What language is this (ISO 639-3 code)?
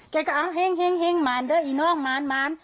tha